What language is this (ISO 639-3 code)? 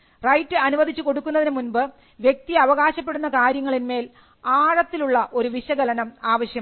mal